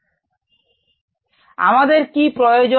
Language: Bangla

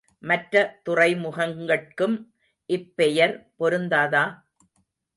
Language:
Tamil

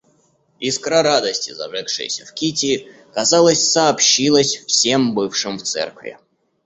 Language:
Russian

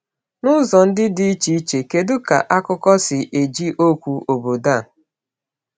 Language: Igbo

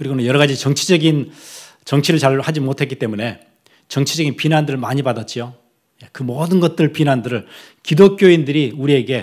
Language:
Korean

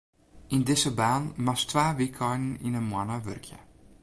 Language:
Western Frisian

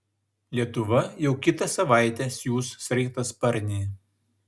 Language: Lithuanian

